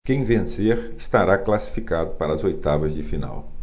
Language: Portuguese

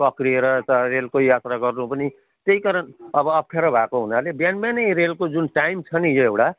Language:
Nepali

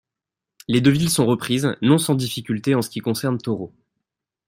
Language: French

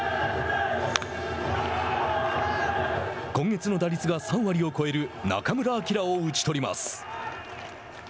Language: Japanese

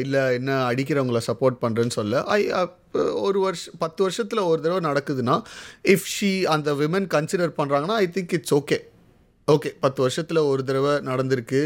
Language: Tamil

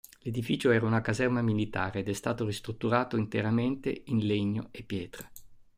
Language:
Italian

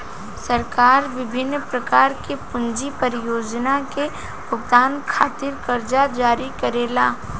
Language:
Bhojpuri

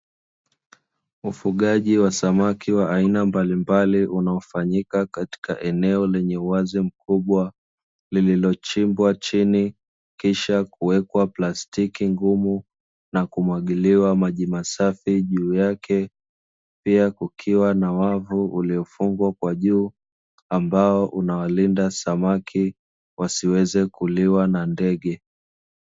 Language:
Swahili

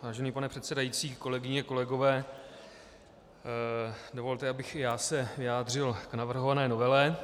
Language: Czech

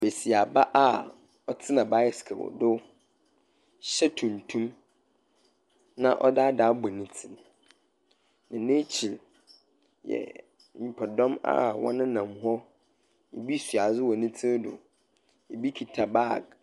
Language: Akan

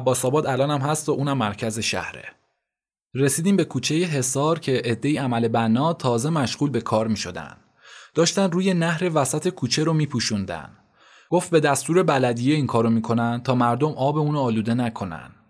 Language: Persian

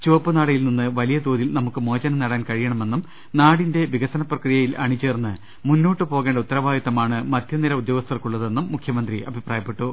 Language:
Malayalam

